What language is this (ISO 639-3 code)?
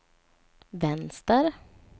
swe